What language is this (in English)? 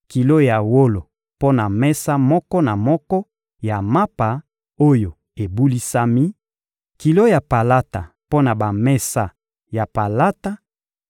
Lingala